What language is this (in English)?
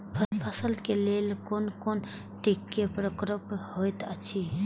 Maithili